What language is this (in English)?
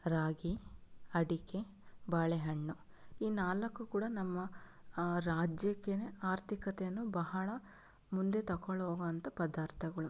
Kannada